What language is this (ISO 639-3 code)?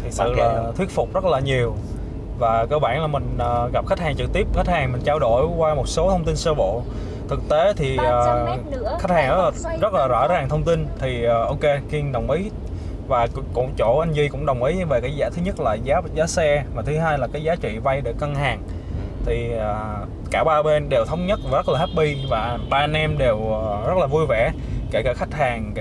vie